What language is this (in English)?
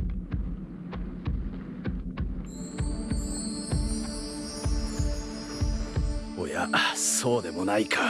Japanese